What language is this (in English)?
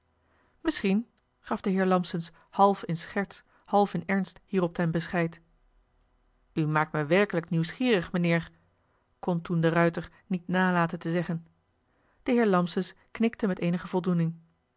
Dutch